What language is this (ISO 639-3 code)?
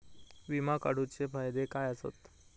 mar